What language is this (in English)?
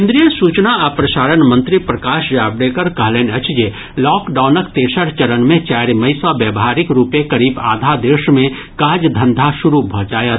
Maithili